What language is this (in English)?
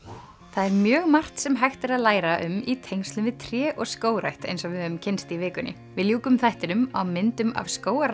Icelandic